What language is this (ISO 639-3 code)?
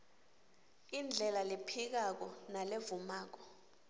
ssw